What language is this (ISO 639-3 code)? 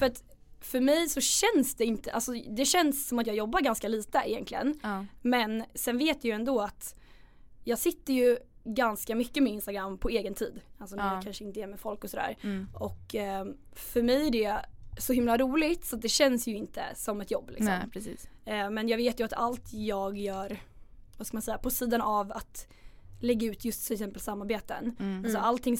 swe